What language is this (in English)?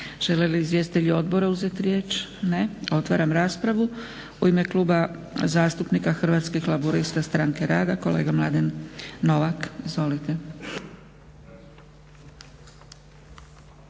Croatian